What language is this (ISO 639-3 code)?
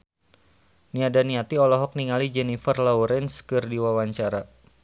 sun